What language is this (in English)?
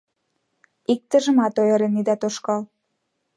Mari